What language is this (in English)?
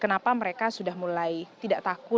Indonesian